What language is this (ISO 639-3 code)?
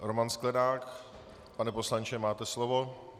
ces